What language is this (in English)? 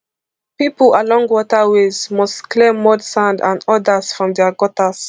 Nigerian Pidgin